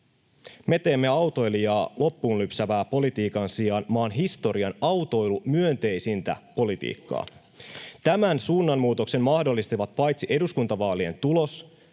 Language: Finnish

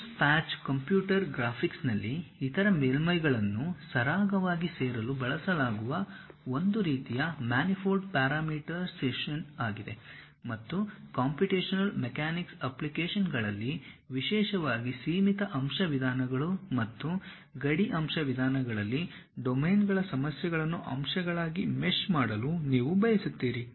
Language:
Kannada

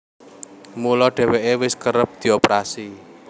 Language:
Javanese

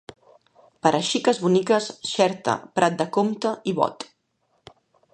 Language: Catalan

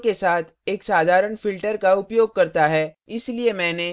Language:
Hindi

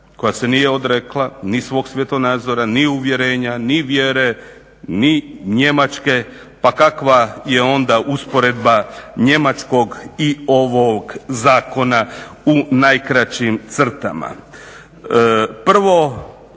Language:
Croatian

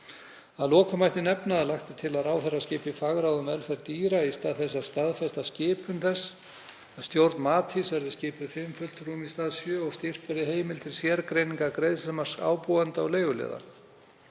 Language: Icelandic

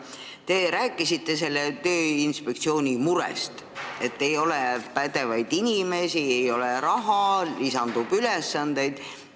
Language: Estonian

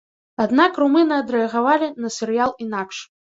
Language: Belarusian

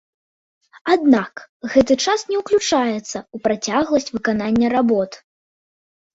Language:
Belarusian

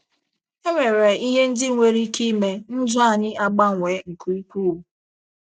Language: Igbo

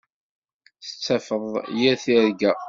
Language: Kabyle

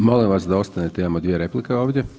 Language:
Croatian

